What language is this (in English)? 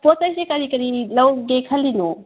Manipuri